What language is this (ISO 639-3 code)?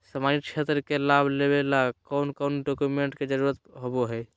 mag